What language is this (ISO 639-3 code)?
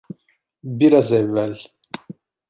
tur